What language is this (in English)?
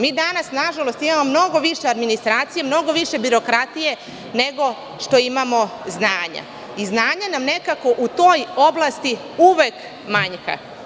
Serbian